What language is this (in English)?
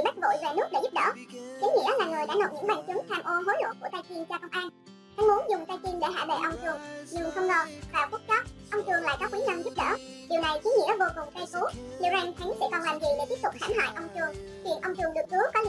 Vietnamese